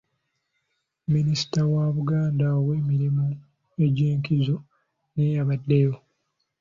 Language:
Ganda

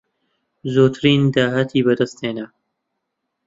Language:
Central Kurdish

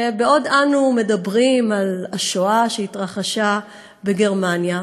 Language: Hebrew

